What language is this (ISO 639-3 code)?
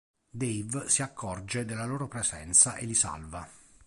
ita